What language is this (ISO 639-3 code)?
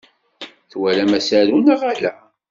kab